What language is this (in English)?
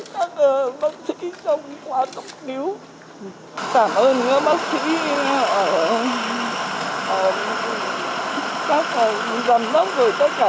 Vietnamese